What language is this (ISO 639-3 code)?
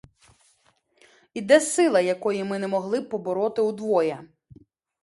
ukr